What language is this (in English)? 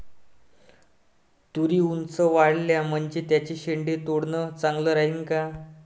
Marathi